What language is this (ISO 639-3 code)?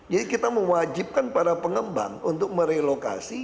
ind